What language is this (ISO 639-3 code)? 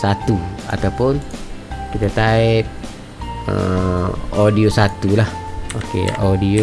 msa